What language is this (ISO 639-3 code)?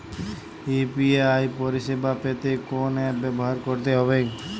ben